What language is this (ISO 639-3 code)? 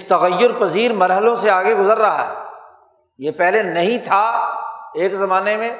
urd